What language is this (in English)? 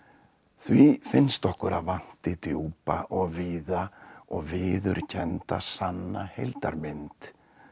Icelandic